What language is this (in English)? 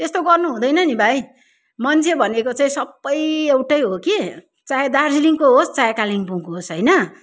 Nepali